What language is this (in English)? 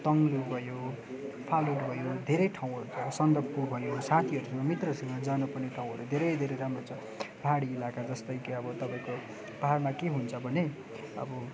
Nepali